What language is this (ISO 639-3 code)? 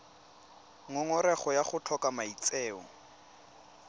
tsn